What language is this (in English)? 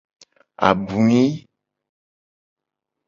Gen